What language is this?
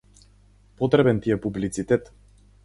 Macedonian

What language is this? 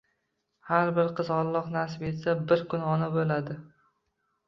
Uzbek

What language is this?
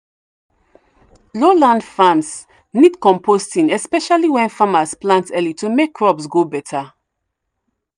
Nigerian Pidgin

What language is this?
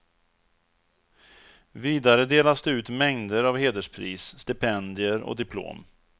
Swedish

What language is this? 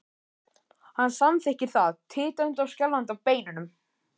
Icelandic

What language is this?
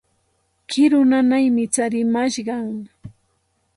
Santa Ana de Tusi Pasco Quechua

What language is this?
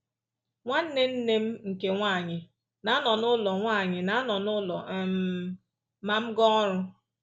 Igbo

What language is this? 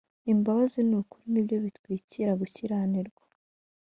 Kinyarwanda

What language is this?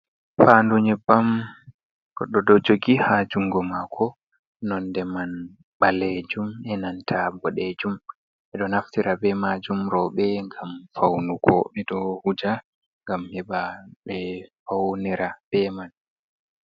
Fula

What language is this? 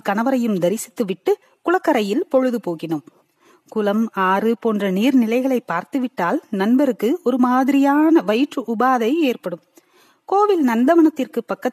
Tamil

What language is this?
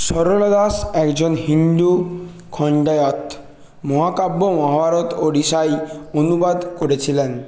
Bangla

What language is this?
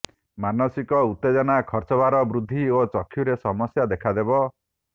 Odia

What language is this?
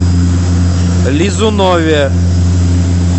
Russian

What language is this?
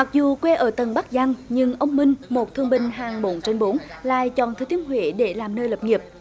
Vietnamese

